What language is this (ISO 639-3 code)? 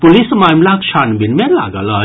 mai